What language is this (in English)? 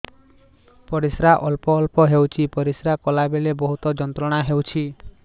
Odia